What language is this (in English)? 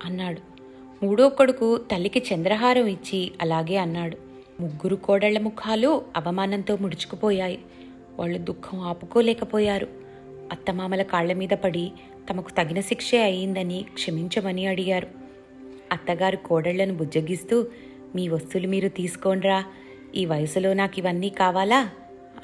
Telugu